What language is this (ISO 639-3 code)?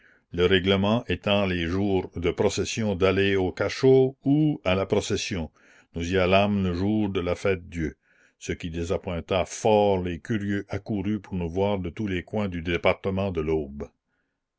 fra